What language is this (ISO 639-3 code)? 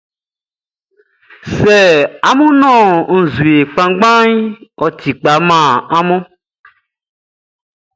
bci